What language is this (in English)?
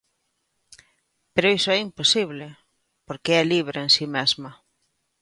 Galician